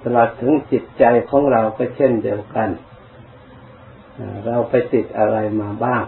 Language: Thai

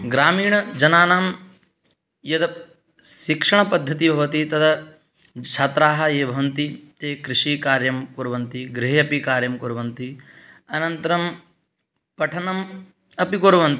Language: Sanskrit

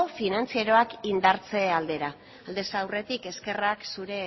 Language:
Basque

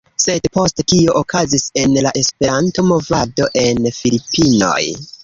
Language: Esperanto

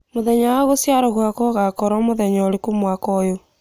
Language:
Kikuyu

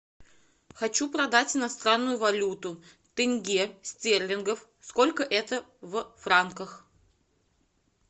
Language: Russian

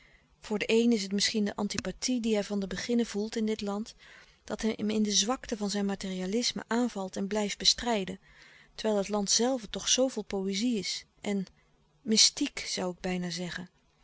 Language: Dutch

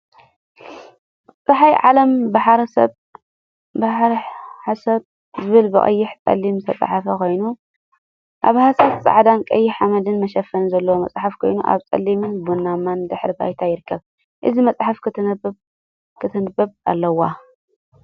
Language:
Tigrinya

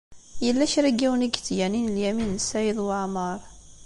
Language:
Kabyle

